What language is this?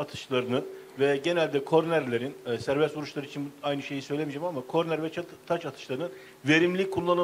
Turkish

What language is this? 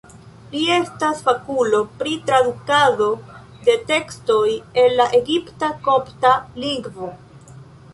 Esperanto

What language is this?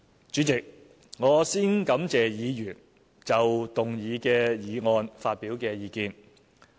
Cantonese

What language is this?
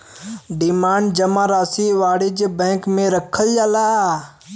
Bhojpuri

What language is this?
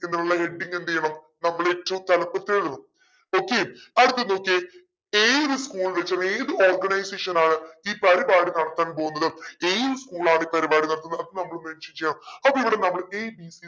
Malayalam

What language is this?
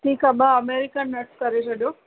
Sindhi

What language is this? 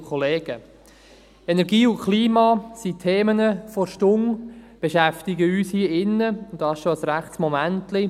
Swiss German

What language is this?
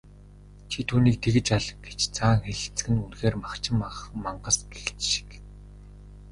Mongolian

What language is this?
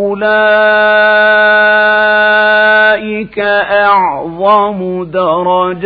Arabic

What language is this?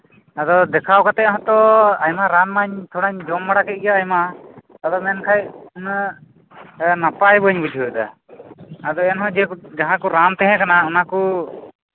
Santali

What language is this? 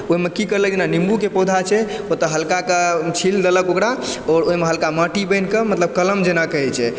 Maithili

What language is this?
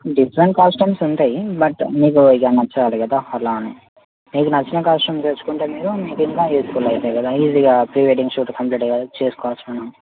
Telugu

